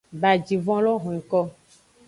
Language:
Aja (Benin)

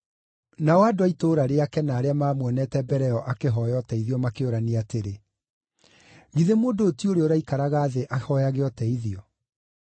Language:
Kikuyu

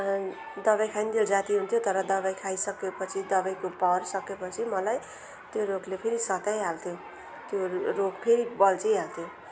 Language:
Nepali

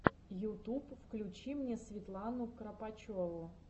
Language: Russian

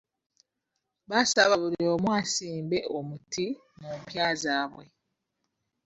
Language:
Ganda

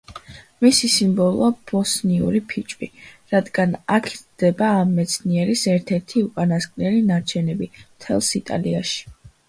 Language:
Georgian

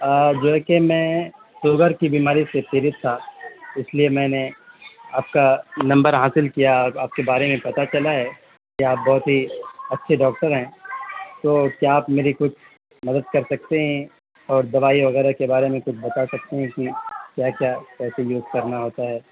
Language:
Urdu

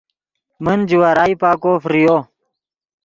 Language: Yidgha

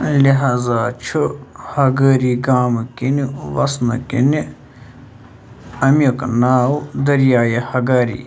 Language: Kashmiri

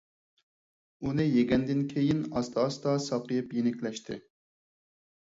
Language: Uyghur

